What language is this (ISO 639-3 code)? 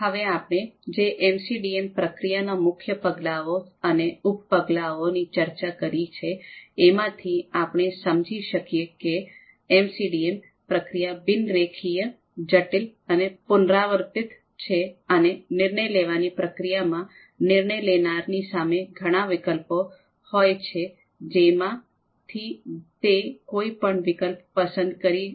guj